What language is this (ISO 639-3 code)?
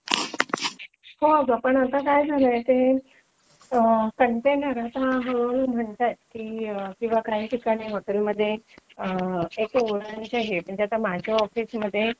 mar